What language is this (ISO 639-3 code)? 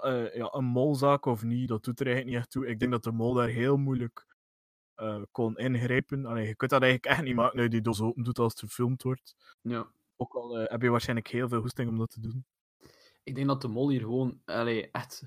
nld